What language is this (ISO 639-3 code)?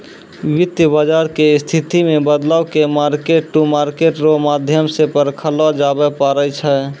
mai